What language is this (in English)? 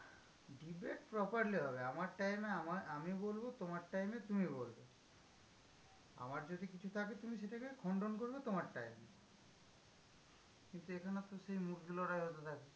Bangla